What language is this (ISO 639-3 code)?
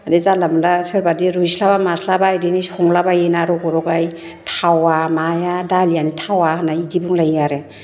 brx